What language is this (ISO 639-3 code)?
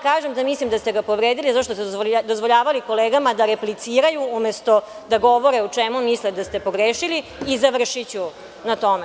srp